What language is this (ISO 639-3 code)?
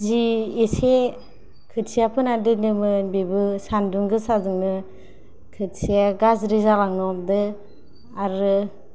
brx